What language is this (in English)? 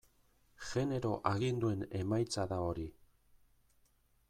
Basque